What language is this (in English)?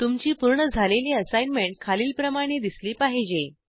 Marathi